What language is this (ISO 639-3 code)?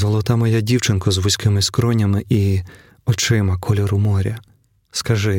ukr